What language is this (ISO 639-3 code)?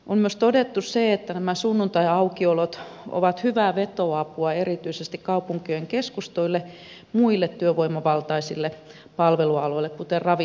fin